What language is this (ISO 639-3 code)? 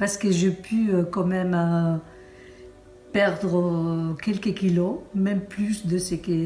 fra